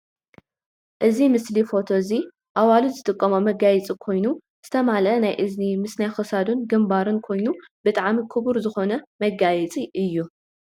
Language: Tigrinya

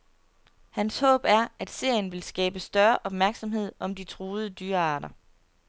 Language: Danish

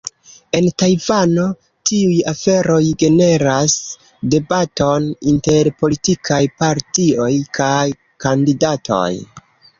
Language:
Esperanto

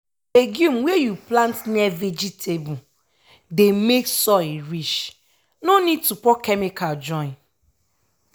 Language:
Nigerian Pidgin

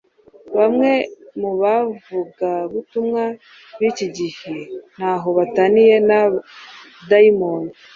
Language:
Kinyarwanda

